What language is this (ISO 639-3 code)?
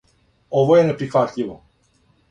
srp